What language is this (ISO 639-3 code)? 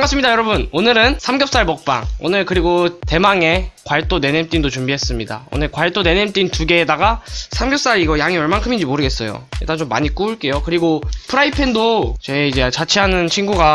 kor